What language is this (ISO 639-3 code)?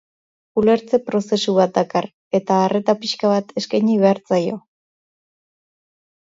eus